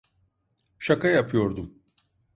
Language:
Turkish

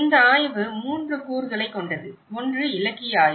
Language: Tamil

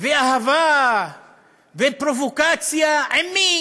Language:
Hebrew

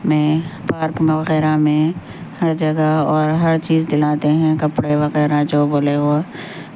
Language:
Urdu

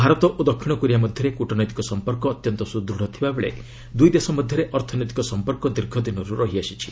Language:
Odia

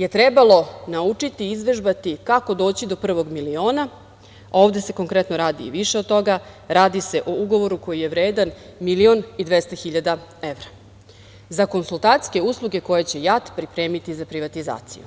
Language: Serbian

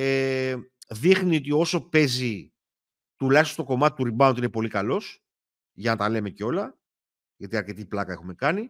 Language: Greek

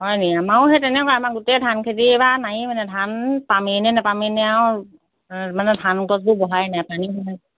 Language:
Assamese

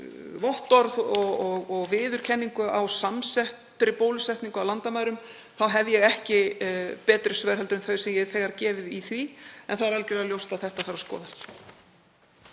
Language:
Icelandic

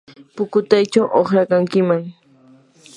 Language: Yanahuanca Pasco Quechua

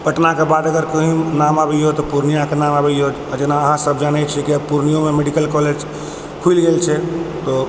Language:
Maithili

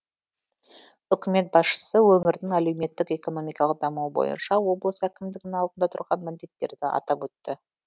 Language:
Kazakh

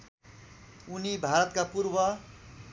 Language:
Nepali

